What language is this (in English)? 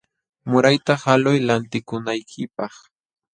Jauja Wanca Quechua